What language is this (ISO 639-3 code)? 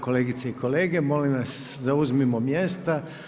hrv